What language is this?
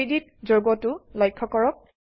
Assamese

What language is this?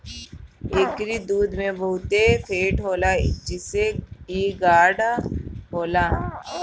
Bhojpuri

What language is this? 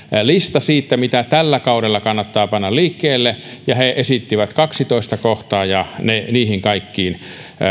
Finnish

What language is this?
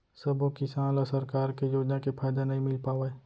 Chhattisgarhi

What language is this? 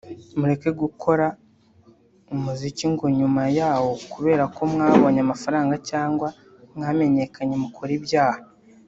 Kinyarwanda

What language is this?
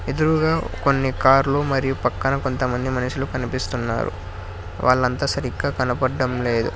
Telugu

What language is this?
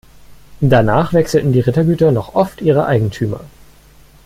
German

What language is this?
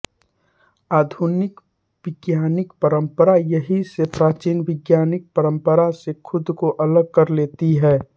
Hindi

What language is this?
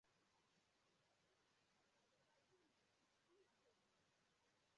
Igbo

